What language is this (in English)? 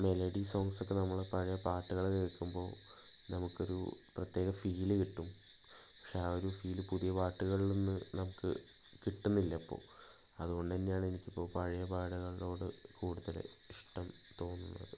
Malayalam